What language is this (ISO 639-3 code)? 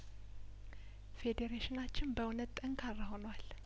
amh